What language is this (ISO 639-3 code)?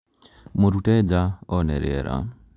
kik